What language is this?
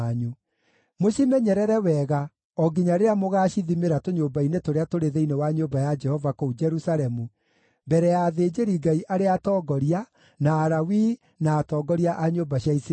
Kikuyu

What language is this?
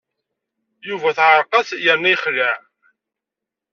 Kabyle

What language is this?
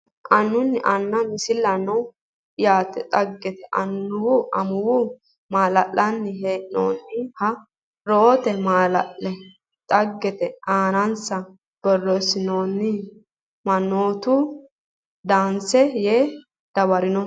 Sidamo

